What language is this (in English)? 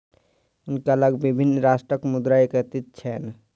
Maithili